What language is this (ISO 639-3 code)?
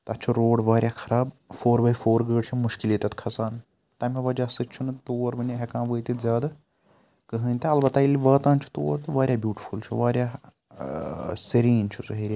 kas